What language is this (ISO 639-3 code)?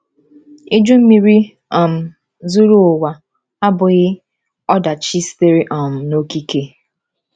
ibo